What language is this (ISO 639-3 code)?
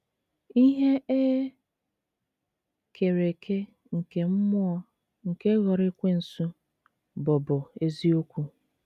ibo